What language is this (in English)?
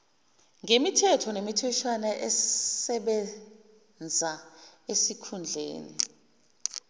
Zulu